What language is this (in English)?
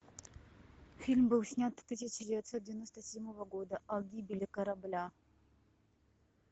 Russian